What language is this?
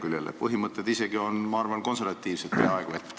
Estonian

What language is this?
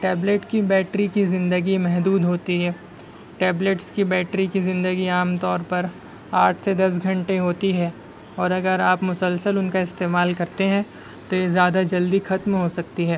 Urdu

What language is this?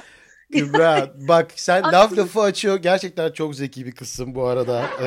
Turkish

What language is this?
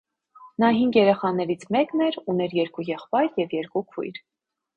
Armenian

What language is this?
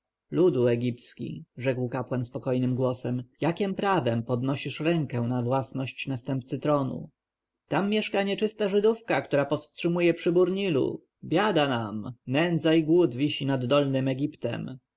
Polish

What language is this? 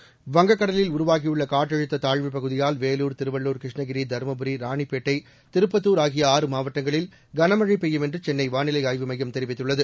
Tamil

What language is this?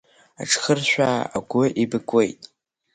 Abkhazian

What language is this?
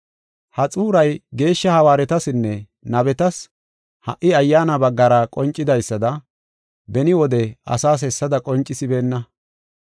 Gofa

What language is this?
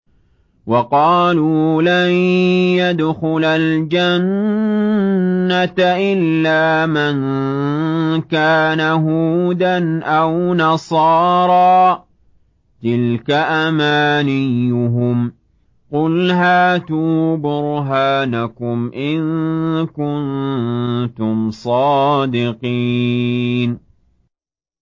Arabic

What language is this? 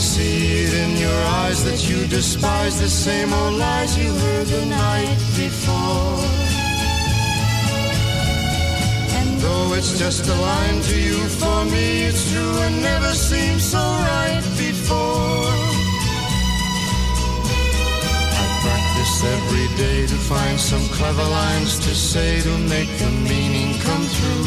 Dutch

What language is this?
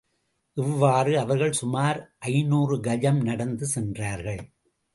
Tamil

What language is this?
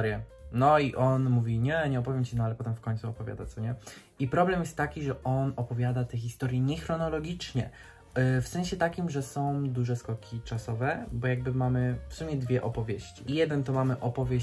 Polish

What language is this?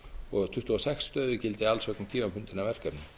Icelandic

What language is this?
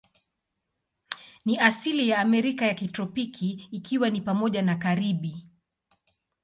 Swahili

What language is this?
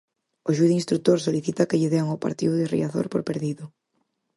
Galician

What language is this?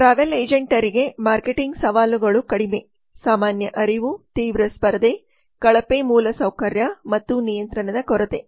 Kannada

